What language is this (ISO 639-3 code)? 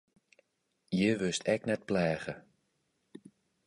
fry